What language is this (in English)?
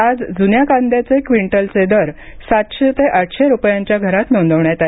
Marathi